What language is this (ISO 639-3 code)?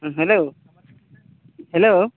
sat